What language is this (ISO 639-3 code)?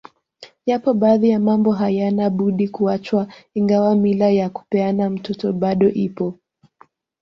swa